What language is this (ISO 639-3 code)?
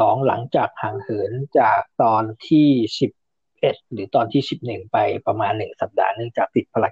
tha